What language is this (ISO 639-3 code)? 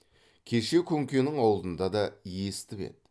kaz